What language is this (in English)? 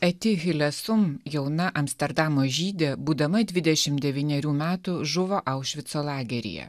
Lithuanian